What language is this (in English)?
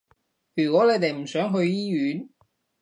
Cantonese